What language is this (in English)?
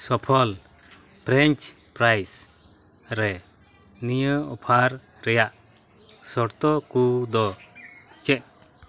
Santali